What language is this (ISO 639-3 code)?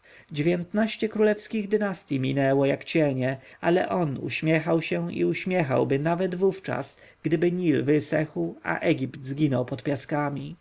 pol